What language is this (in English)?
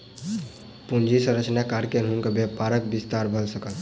Maithili